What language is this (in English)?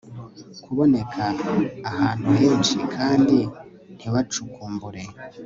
Kinyarwanda